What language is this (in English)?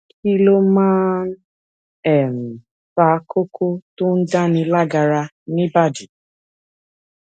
Yoruba